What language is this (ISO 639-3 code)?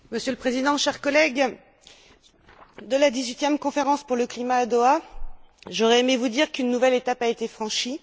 fra